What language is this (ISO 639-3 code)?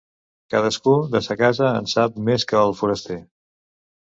cat